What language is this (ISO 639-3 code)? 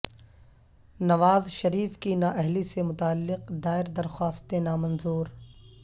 urd